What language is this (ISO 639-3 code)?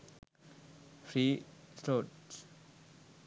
sin